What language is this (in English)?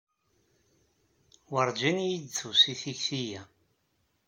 Kabyle